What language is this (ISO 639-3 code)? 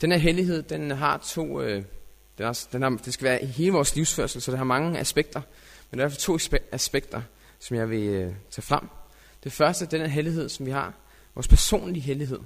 dan